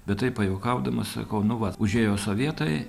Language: Lithuanian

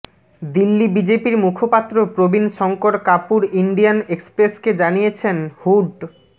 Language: Bangla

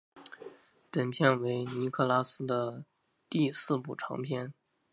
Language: Chinese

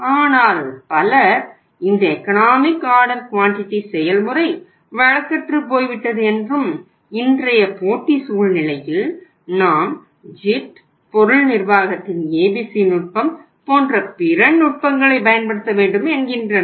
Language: Tamil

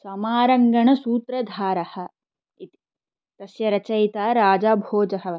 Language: Sanskrit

